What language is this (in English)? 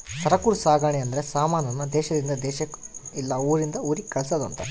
Kannada